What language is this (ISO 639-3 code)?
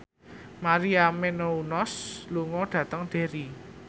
jav